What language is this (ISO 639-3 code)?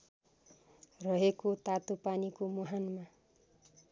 nep